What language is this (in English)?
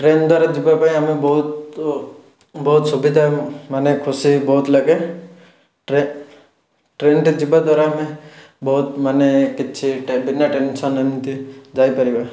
Odia